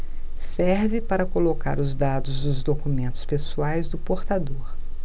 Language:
Portuguese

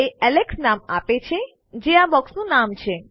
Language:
Gujarati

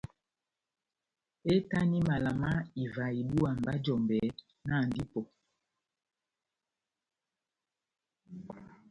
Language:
Batanga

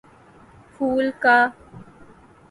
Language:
Urdu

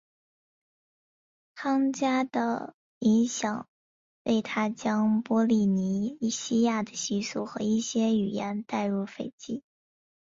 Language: Chinese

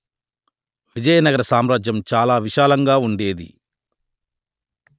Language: Telugu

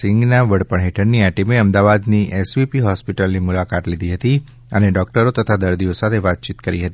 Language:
Gujarati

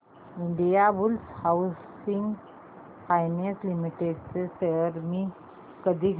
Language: Marathi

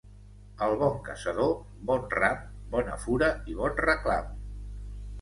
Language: Catalan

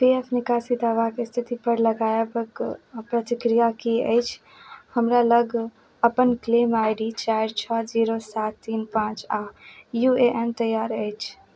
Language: Maithili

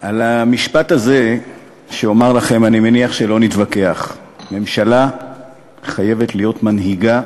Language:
Hebrew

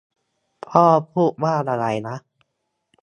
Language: Thai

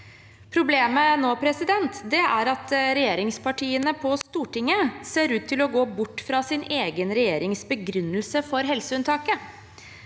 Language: Norwegian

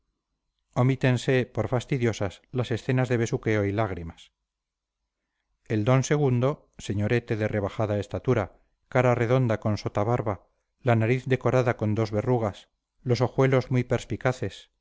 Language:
Spanish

